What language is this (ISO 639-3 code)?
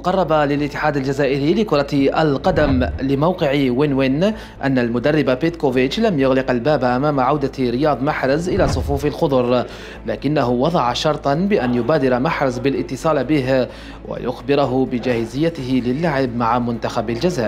ara